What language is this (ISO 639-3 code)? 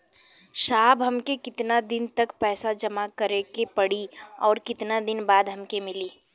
bho